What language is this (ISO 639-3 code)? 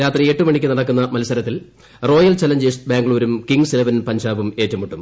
mal